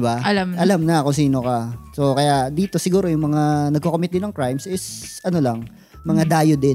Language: Filipino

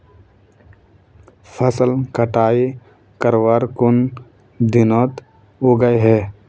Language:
Magahi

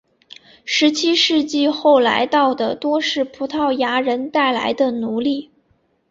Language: Chinese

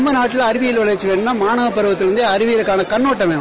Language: Tamil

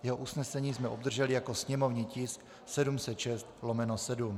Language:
Czech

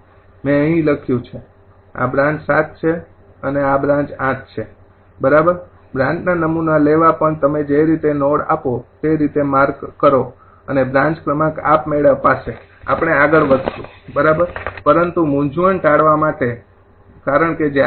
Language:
Gujarati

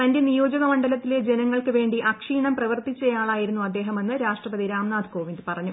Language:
Malayalam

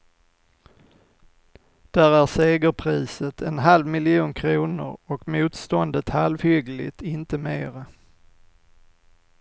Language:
Swedish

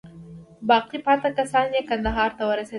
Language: Pashto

